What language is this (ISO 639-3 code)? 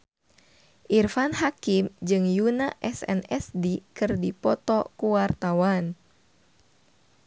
sun